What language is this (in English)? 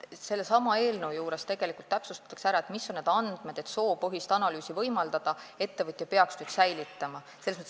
Estonian